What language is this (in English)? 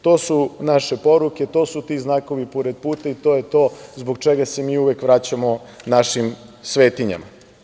Serbian